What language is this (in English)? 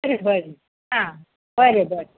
Konkani